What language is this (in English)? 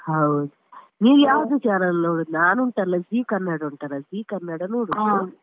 Kannada